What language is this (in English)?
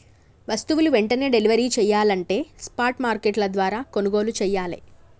Telugu